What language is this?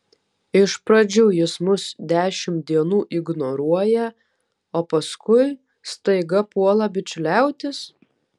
Lithuanian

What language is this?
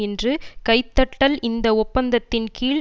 Tamil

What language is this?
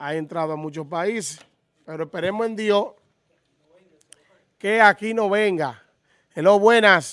Spanish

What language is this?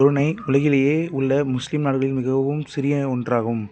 Tamil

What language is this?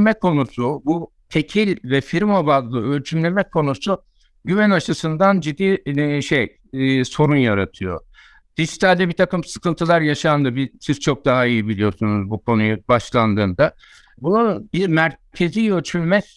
Turkish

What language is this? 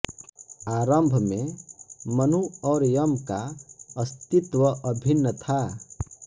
Hindi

